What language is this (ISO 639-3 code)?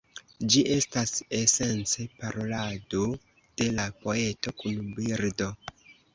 epo